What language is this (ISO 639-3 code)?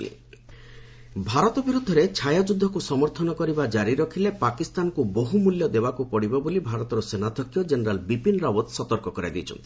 ori